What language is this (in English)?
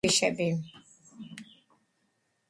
Georgian